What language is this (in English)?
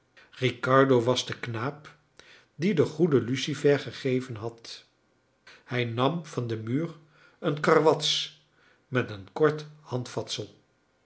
Dutch